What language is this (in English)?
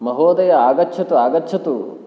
Sanskrit